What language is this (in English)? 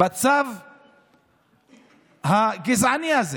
Hebrew